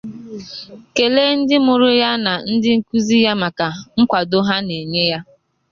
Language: Igbo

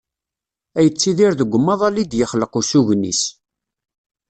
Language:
Kabyle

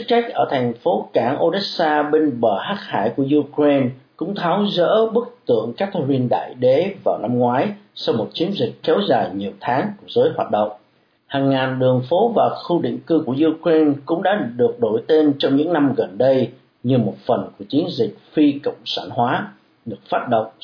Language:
Vietnamese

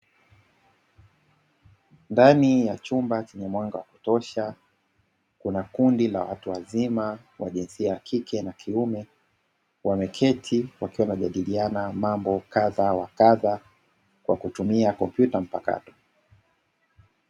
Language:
Swahili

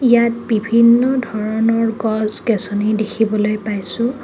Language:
Assamese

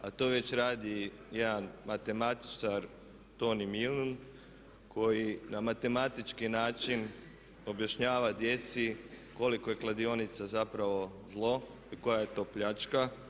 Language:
Croatian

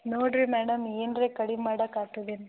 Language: Kannada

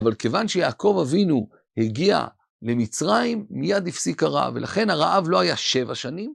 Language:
Hebrew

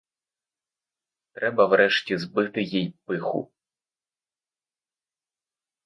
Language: Ukrainian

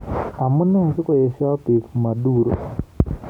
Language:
Kalenjin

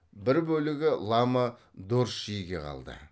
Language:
Kazakh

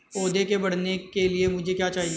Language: Hindi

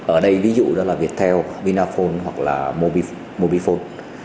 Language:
Vietnamese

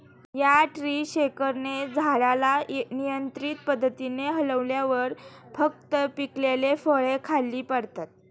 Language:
Marathi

